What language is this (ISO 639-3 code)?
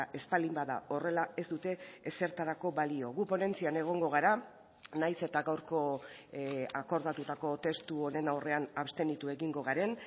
eus